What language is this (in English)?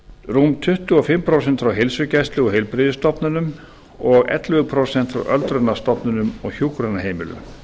Icelandic